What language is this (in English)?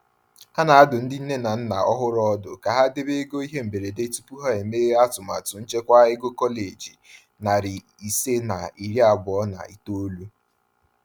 Igbo